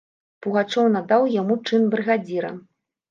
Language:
Belarusian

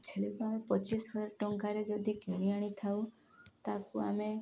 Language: Odia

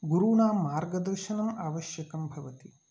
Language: Sanskrit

